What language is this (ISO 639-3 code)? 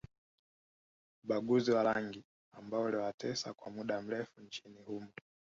swa